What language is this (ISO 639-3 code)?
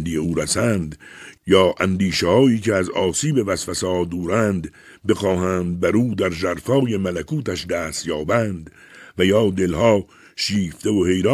fas